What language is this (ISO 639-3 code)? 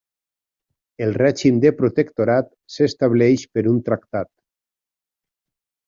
cat